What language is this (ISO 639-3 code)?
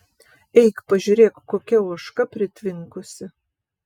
lit